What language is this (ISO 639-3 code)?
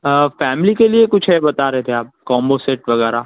urd